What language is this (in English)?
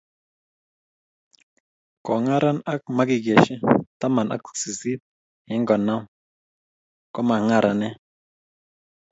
Kalenjin